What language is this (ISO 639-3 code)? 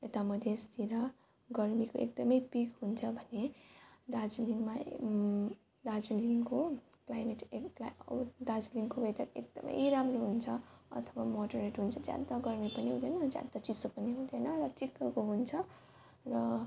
nep